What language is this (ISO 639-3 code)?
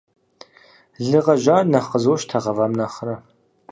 kbd